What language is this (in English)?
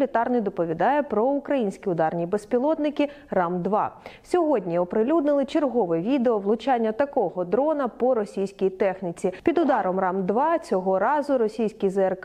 Ukrainian